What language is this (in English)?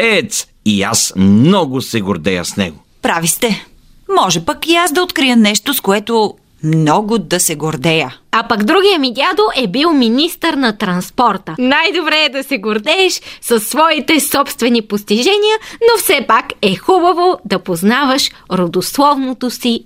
Bulgarian